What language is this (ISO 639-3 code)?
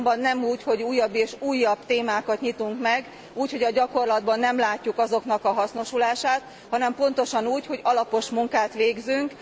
hun